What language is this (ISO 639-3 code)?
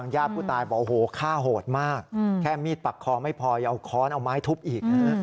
tha